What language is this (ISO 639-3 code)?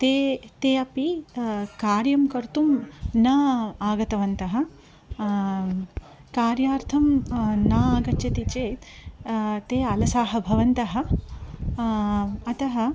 san